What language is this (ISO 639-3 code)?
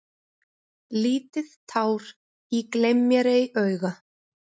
isl